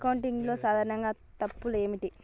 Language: Telugu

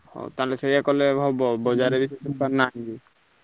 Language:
Odia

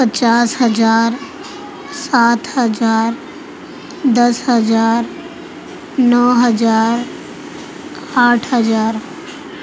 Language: Urdu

